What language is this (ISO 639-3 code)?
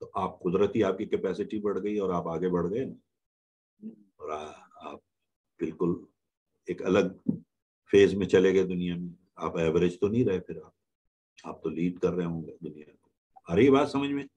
hin